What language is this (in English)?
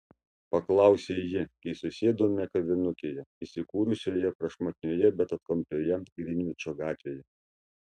Lithuanian